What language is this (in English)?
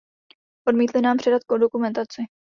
Czech